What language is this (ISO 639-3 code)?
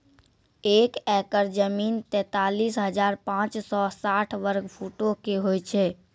mai